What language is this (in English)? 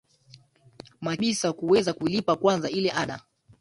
Swahili